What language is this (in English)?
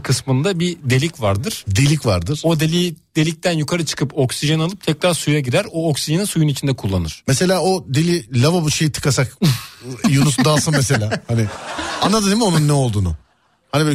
Turkish